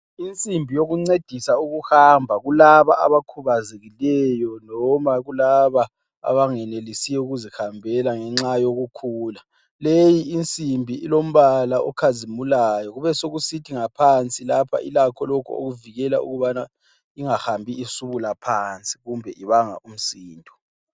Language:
North Ndebele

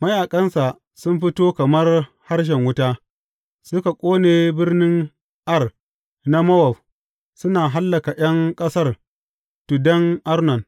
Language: Hausa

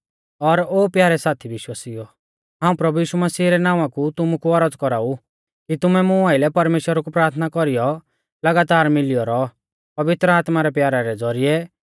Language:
Mahasu Pahari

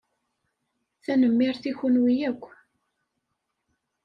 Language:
Kabyle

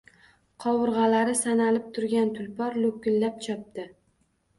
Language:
Uzbek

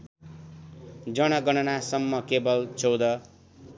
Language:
Nepali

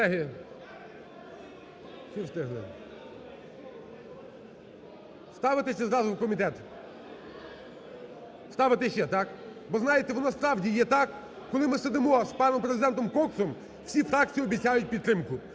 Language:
Ukrainian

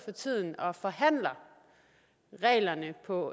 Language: Danish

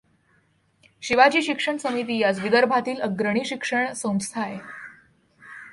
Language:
Marathi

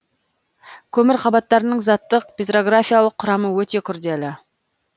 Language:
Kazakh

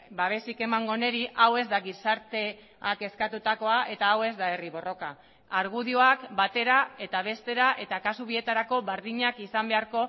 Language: Basque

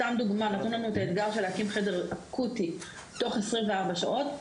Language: Hebrew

